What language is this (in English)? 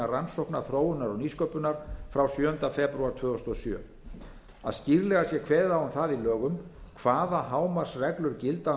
Icelandic